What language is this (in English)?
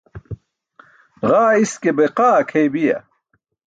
Burushaski